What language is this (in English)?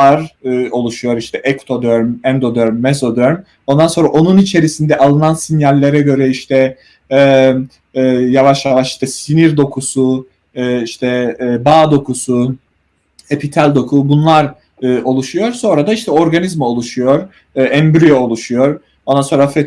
Turkish